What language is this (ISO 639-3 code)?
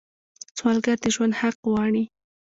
pus